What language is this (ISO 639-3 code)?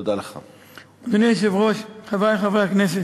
heb